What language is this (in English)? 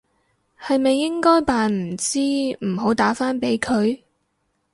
Cantonese